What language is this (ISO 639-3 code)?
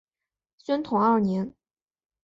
zho